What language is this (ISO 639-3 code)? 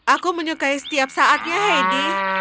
ind